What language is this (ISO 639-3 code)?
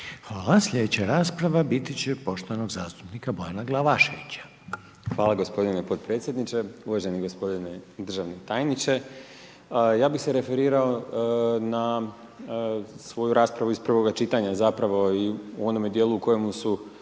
hrv